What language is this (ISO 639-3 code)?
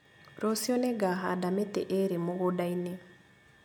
kik